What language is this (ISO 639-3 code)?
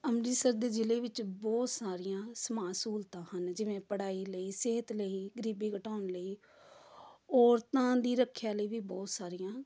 pan